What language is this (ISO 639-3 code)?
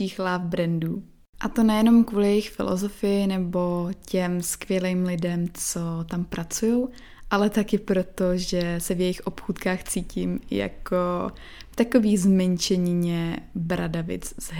ces